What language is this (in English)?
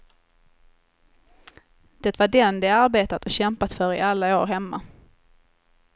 Swedish